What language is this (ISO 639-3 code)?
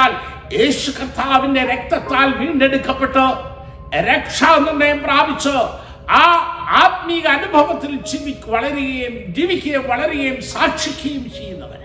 mal